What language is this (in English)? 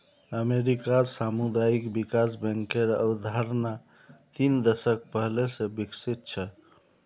Magahi